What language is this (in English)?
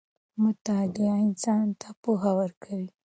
Pashto